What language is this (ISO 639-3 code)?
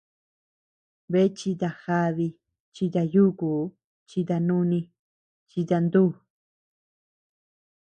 cux